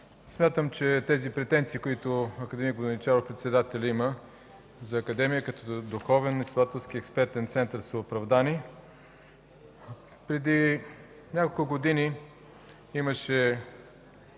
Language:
Bulgarian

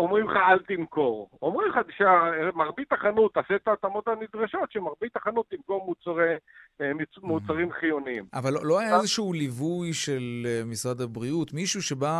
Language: Hebrew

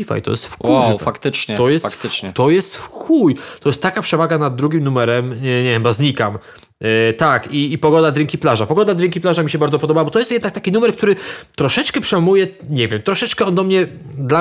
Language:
Polish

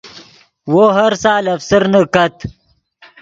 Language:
Yidgha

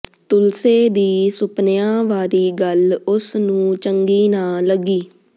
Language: Punjabi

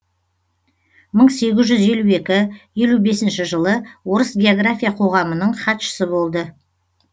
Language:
Kazakh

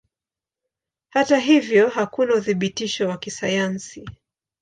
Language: Swahili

